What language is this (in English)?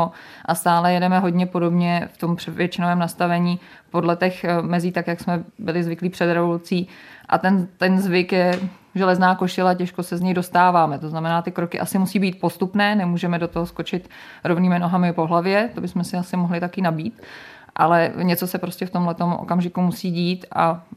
Czech